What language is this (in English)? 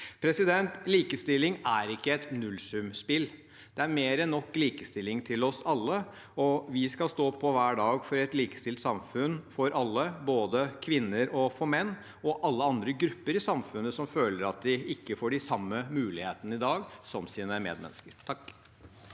Norwegian